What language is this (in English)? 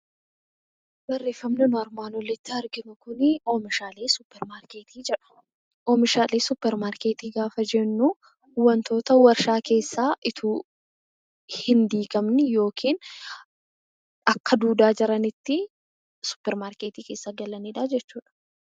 Oromo